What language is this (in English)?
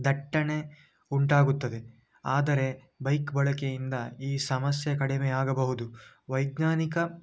Kannada